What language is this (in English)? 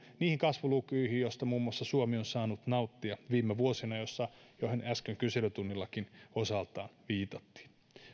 Finnish